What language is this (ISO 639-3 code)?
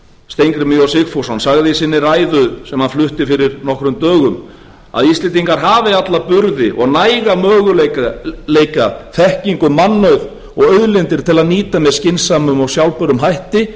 isl